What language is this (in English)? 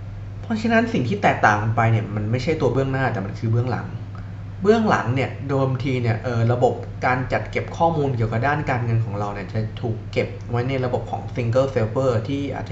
Thai